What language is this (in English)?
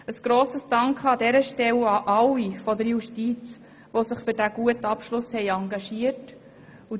Swiss German